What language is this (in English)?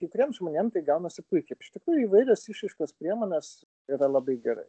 Lithuanian